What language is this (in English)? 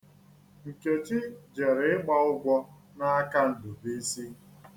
Igbo